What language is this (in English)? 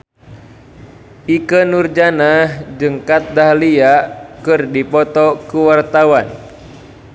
Sundanese